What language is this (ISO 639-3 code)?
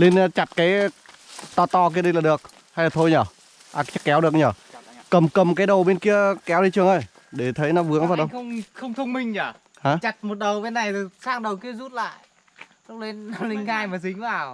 vie